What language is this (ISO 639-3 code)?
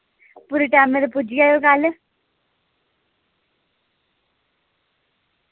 doi